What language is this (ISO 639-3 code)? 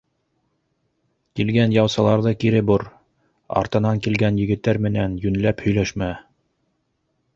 bak